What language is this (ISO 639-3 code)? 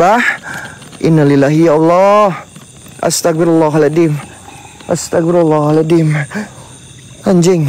ind